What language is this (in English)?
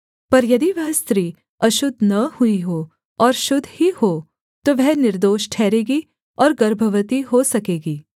Hindi